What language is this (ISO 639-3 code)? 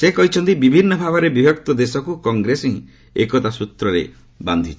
ori